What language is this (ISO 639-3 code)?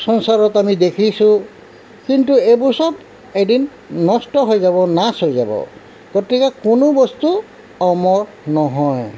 asm